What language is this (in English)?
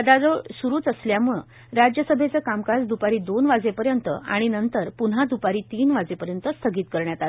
Marathi